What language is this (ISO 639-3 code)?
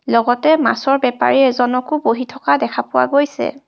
asm